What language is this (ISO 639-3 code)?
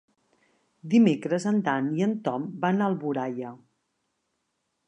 cat